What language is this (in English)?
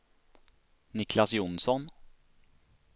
Swedish